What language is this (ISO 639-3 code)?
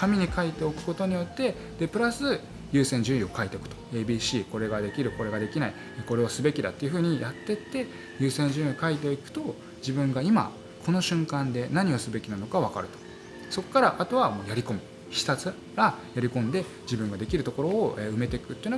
jpn